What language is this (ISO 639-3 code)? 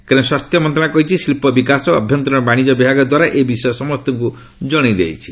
ori